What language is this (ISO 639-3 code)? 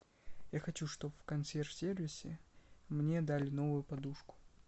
rus